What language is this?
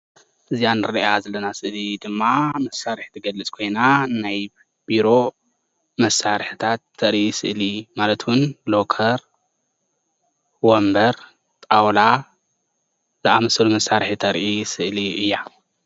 Tigrinya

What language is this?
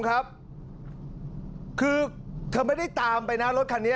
Thai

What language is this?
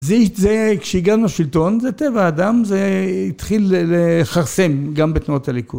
Hebrew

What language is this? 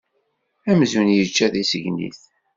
Kabyle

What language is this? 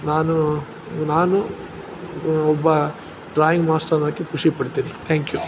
Kannada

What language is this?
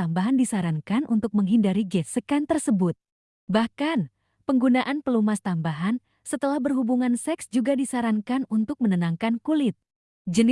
Indonesian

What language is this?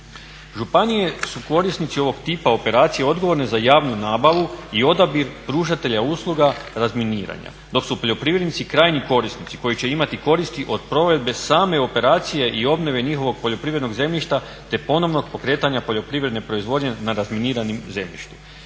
Croatian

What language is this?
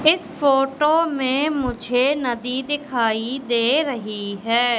Hindi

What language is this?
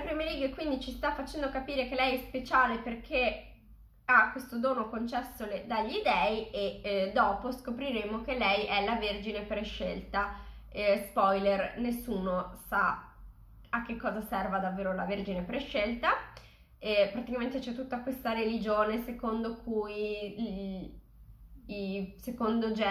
Italian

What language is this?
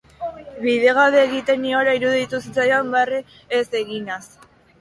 Basque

